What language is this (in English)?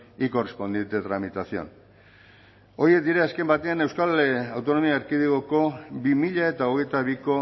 Basque